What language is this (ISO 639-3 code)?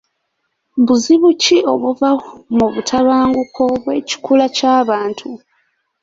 lug